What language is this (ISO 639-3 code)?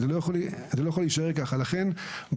heb